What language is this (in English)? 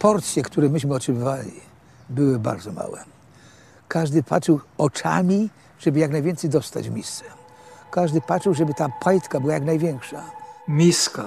Polish